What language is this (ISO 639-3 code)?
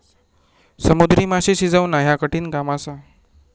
mar